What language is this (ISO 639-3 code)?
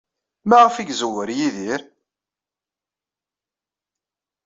kab